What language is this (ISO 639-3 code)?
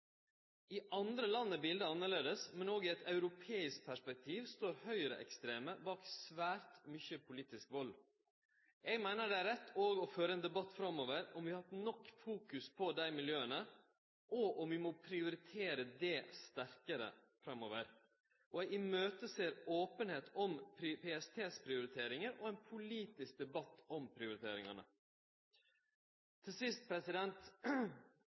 nno